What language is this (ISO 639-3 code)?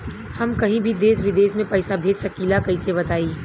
bho